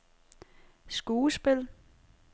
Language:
Danish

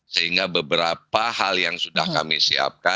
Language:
Indonesian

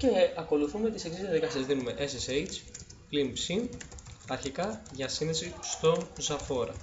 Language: Greek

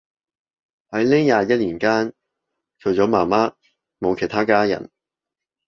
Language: Cantonese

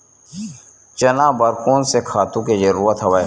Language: Chhattisgarhi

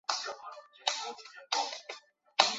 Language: Chinese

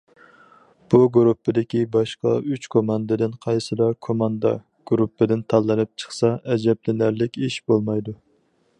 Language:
Uyghur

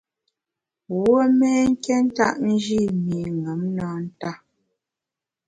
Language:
Bamun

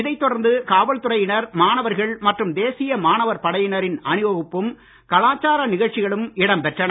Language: Tamil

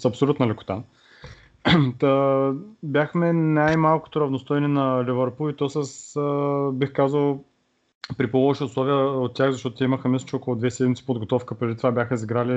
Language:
Bulgarian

